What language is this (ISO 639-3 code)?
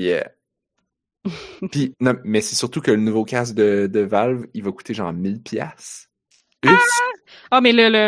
fra